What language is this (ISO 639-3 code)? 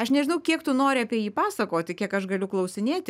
lit